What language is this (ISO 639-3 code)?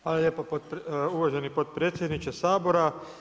hrv